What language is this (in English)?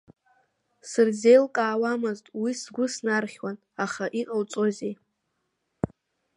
Abkhazian